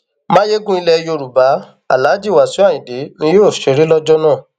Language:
Yoruba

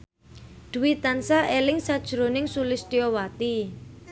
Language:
Javanese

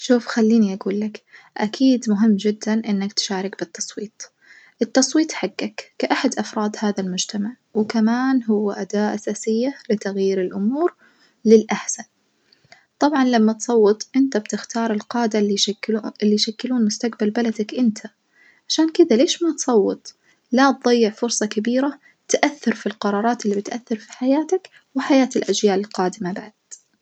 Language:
Najdi Arabic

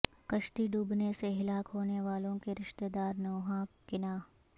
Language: Urdu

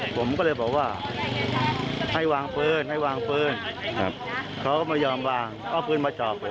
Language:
Thai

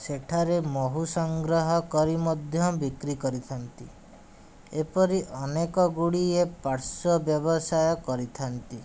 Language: Odia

